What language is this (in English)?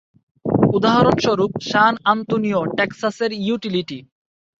Bangla